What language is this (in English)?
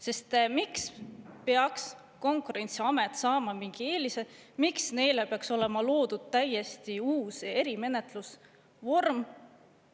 Estonian